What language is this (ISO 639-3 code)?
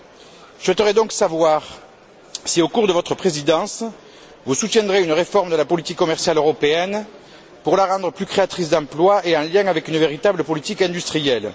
fra